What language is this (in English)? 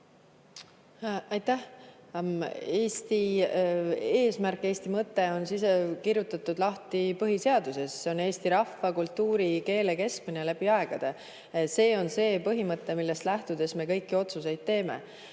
Estonian